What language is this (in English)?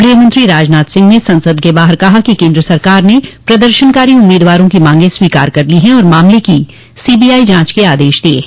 Hindi